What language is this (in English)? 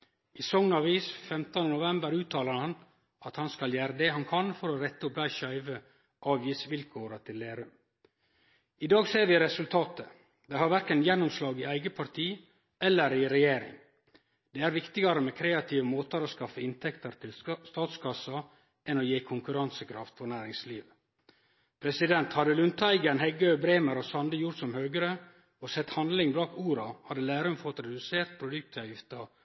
Norwegian Nynorsk